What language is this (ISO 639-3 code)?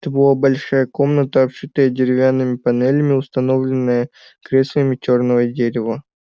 rus